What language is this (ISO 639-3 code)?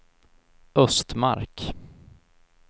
swe